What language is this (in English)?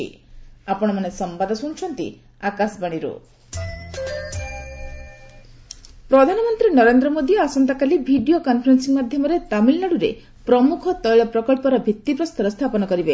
Odia